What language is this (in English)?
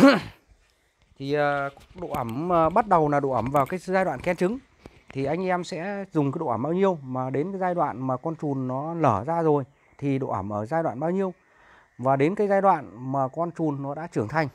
Vietnamese